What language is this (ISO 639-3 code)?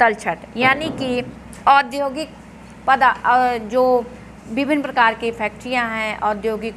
hin